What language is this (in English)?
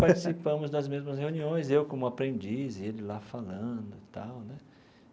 Portuguese